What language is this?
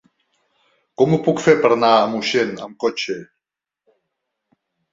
Catalan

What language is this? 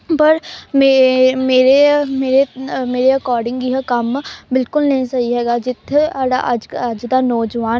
Punjabi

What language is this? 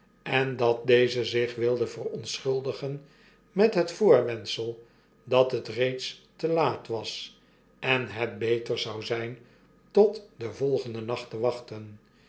Dutch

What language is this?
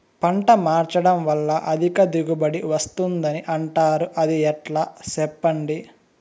Telugu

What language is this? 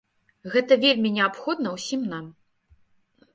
Belarusian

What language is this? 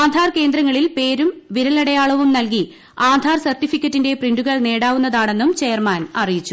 Malayalam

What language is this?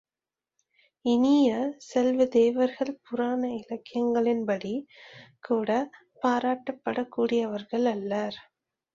Tamil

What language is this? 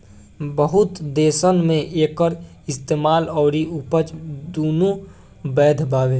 Bhojpuri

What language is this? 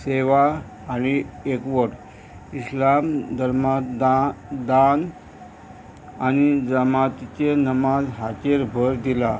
Konkani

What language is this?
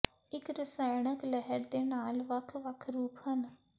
Punjabi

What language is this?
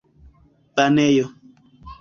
Esperanto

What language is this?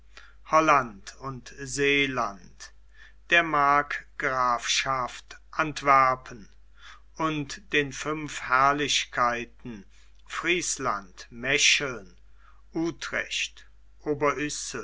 German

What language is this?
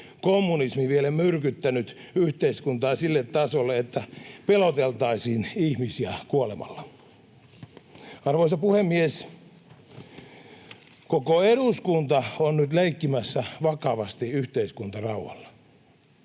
Finnish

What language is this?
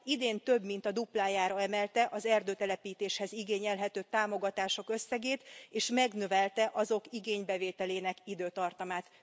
Hungarian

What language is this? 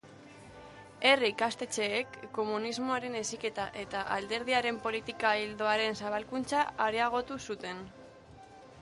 Basque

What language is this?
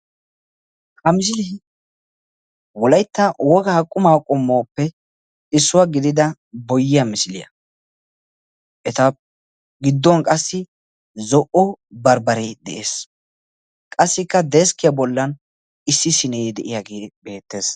Wolaytta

